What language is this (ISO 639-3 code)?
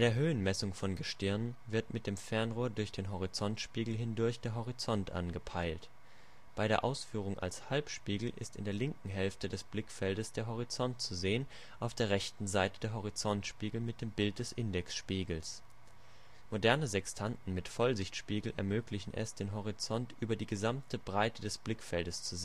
deu